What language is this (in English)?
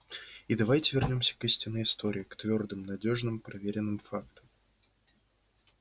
Russian